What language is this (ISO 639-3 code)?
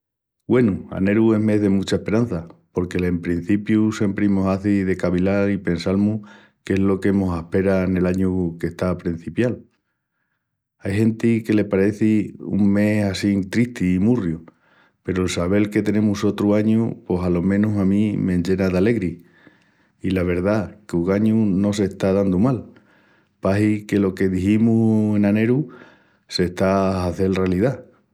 ext